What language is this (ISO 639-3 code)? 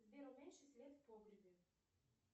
rus